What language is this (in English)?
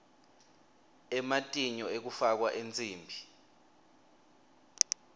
Swati